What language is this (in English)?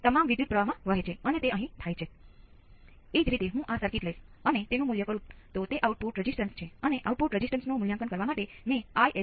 Gujarati